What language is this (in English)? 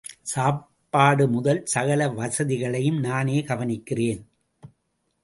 Tamil